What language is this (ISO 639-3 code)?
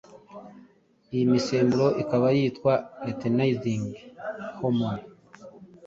kin